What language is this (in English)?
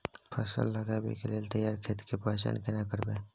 Maithili